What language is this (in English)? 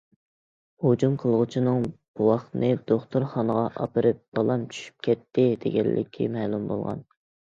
Uyghur